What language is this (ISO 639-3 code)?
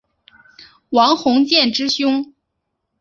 zho